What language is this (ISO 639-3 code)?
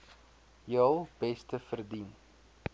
afr